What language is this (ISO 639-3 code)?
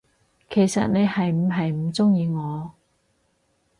yue